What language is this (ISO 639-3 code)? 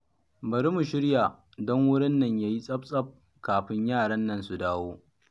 hau